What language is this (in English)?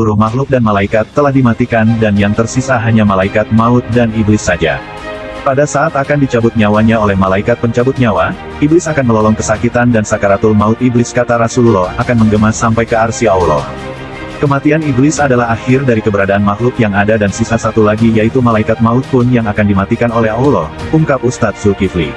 Indonesian